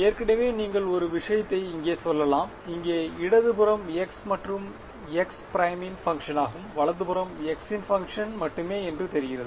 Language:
Tamil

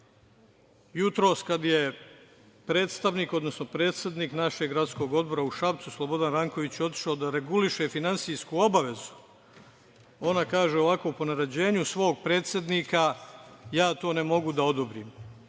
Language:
Serbian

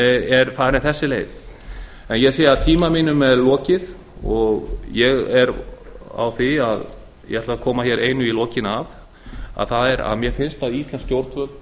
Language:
Icelandic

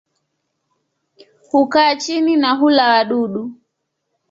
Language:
Swahili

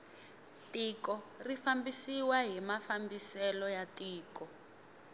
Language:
Tsonga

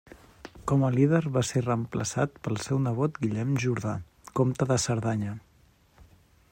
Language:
Catalan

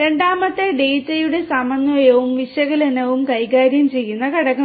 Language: Malayalam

